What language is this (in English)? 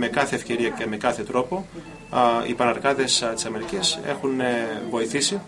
Greek